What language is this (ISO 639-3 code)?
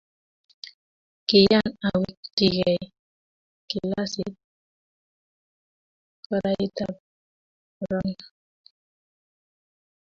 kln